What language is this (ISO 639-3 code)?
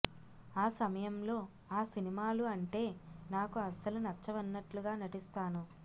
tel